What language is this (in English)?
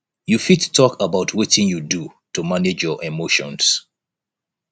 Nigerian Pidgin